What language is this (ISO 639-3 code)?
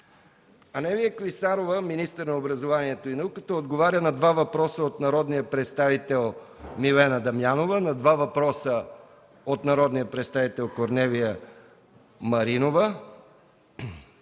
bul